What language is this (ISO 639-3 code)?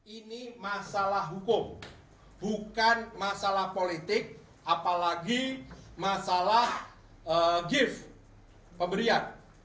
ind